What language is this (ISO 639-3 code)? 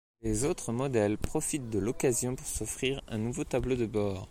fra